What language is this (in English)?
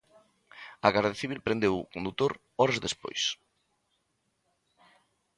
Galician